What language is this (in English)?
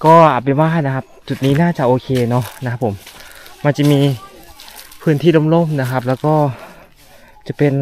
Thai